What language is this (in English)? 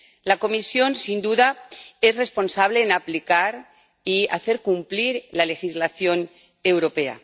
Spanish